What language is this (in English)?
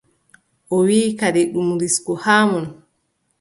Adamawa Fulfulde